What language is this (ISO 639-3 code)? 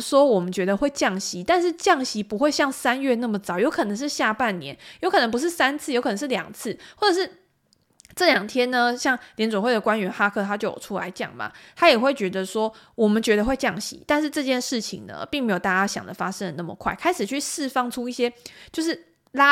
zho